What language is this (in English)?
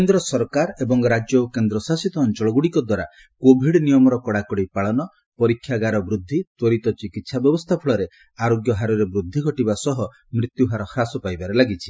Odia